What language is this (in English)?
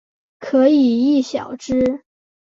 Chinese